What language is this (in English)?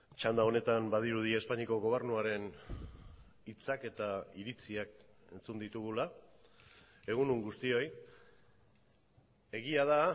Basque